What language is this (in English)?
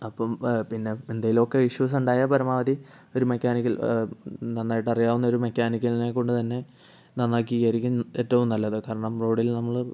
Malayalam